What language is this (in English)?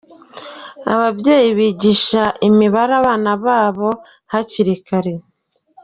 Kinyarwanda